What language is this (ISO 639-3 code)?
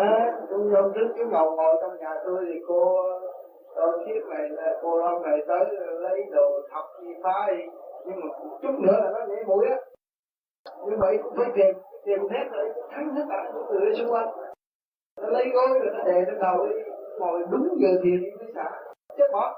vie